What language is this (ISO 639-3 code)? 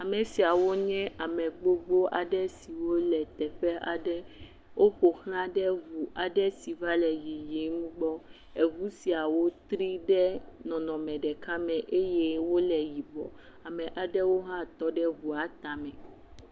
ewe